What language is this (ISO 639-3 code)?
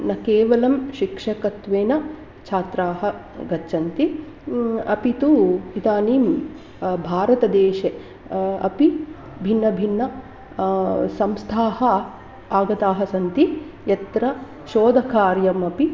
san